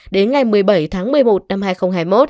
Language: Vietnamese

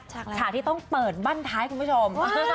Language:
Thai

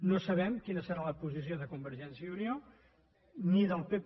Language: Catalan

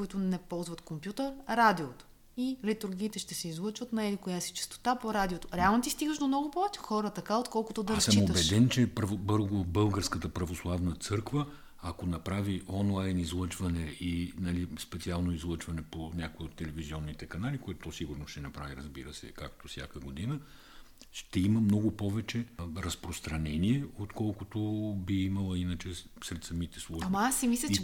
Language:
Bulgarian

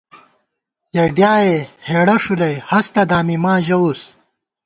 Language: Gawar-Bati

